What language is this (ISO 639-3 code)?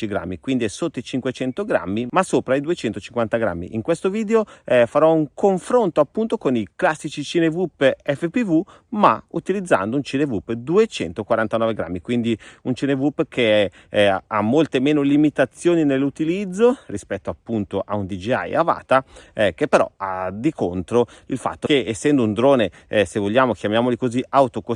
ita